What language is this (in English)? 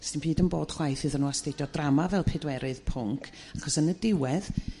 Welsh